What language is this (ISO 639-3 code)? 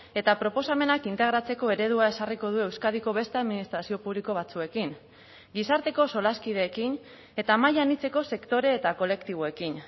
eus